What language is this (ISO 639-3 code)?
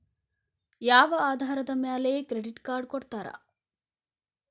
kan